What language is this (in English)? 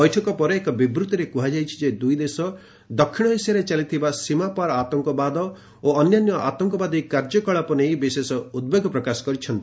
Odia